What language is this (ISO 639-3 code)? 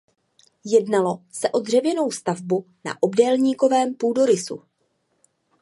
ces